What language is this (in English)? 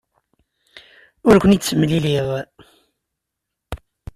Kabyle